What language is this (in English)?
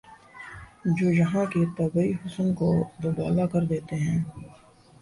Urdu